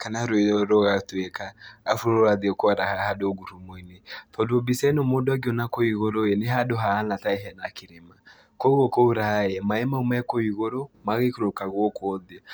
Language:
Kikuyu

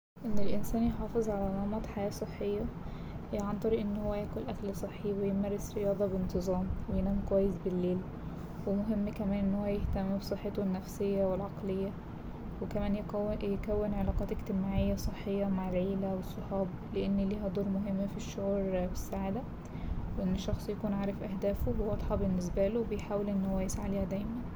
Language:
Egyptian Arabic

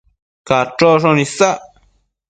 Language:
Matsés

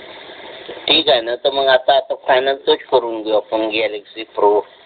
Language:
Marathi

